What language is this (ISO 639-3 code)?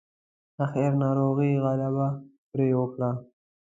pus